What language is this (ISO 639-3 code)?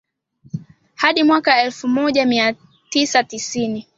swa